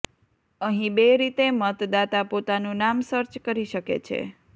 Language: Gujarati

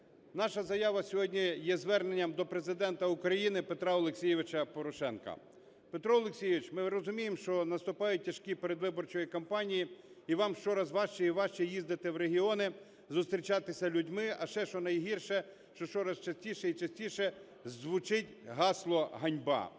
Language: Ukrainian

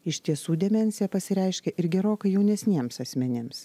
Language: Lithuanian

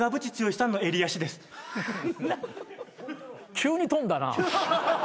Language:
Japanese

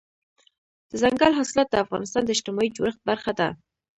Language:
Pashto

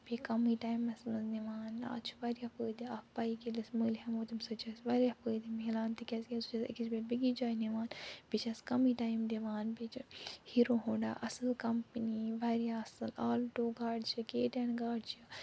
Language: Kashmiri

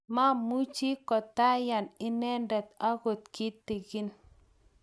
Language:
Kalenjin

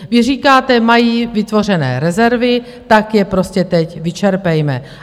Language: Czech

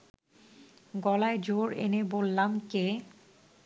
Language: Bangla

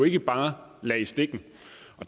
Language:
Danish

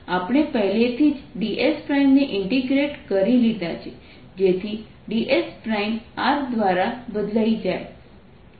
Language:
Gujarati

